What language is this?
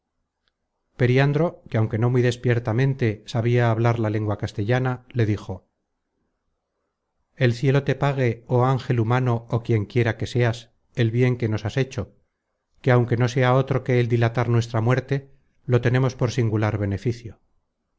Spanish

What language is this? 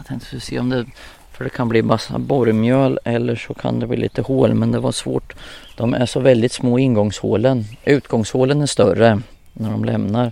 Swedish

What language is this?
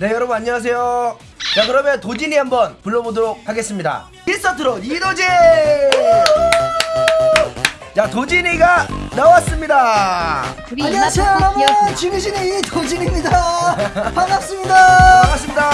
Korean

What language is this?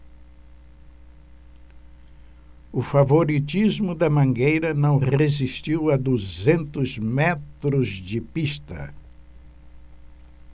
Portuguese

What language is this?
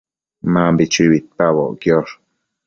Matsés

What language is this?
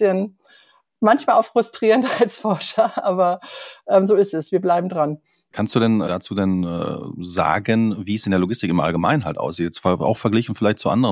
German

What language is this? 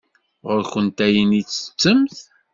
Kabyle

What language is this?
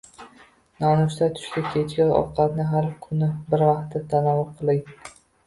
Uzbek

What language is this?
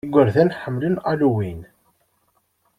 Kabyle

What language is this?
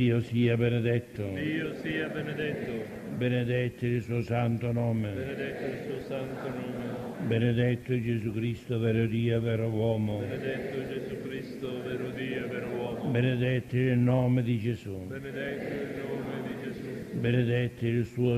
Italian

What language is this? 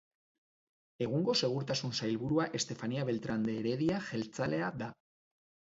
Basque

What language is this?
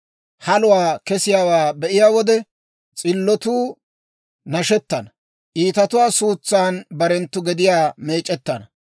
Dawro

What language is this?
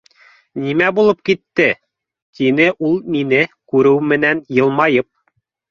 Bashkir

